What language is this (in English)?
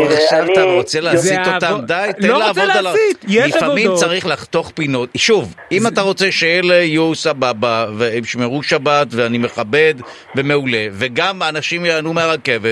Hebrew